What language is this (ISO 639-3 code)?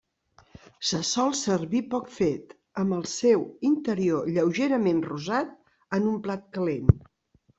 cat